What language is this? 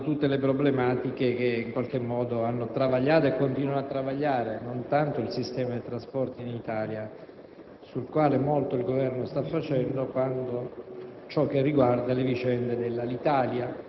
Italian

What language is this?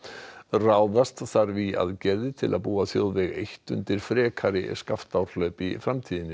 Icelandic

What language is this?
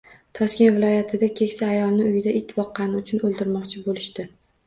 Uzbek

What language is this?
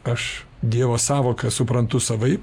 Lithuanian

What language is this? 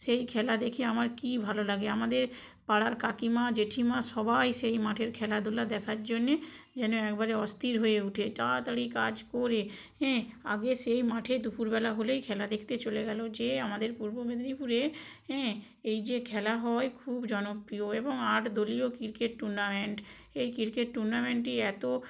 Bangla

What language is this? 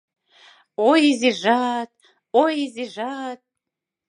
Mari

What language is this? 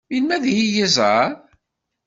Kabyle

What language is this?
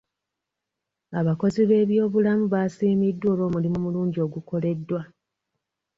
Ganda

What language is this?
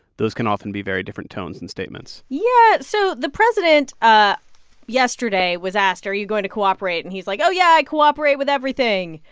English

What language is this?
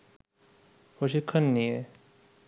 Bangla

